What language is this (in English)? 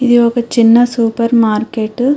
Telugu